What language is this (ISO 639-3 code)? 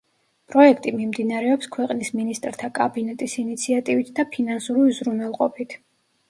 kat